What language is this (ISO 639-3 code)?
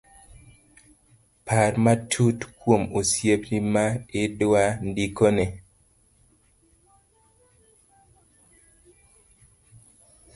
luo